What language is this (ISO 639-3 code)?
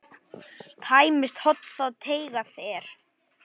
isl